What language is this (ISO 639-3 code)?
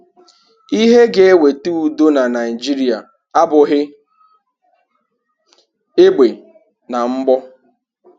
ibo